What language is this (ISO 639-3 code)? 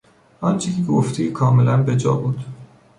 fas